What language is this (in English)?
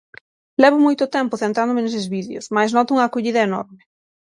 Galician